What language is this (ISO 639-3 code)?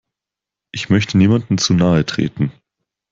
deu